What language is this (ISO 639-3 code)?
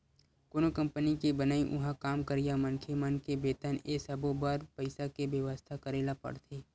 hne